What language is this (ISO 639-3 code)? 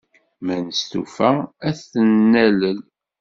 kab